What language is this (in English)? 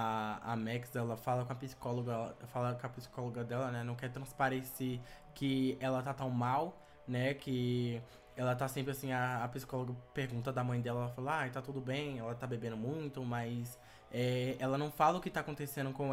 Portuguese